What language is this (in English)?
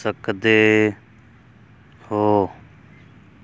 Punjabi